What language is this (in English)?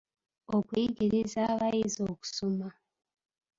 Ganda